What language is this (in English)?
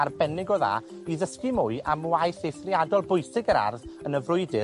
Welsh